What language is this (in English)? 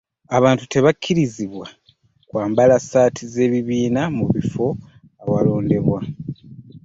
Ganda